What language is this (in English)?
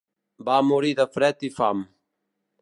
Catalan